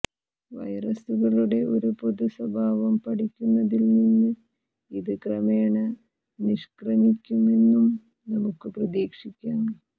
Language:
Malayalam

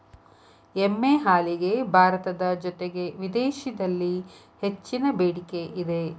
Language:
Kannada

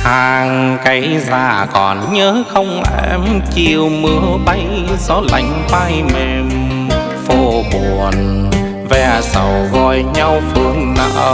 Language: Vietnamese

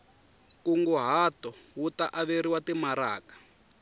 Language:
Tsonga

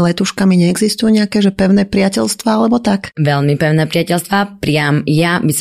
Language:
Slovak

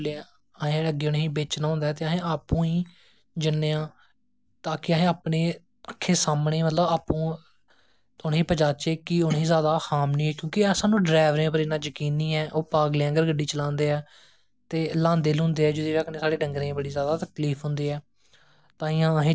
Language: Dogri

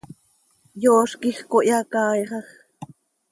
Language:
Seri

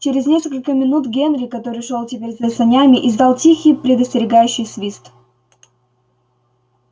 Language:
Russian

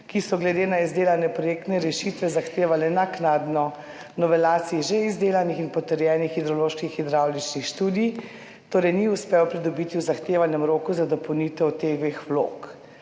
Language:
Slovenian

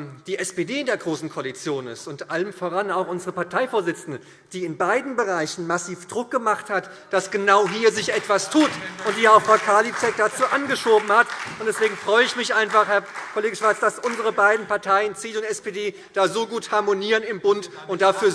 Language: German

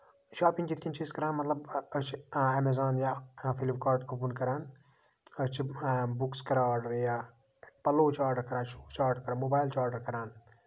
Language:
Kashmiri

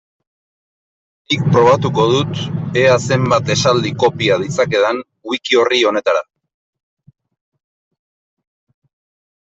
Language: Basque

